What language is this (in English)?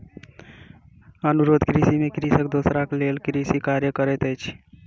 Maithili